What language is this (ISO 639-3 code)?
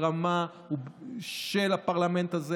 heb